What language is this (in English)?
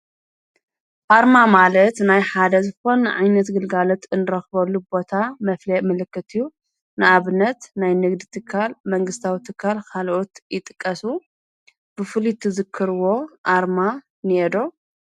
Tigrinya